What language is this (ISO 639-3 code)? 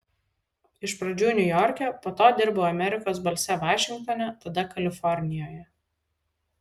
lit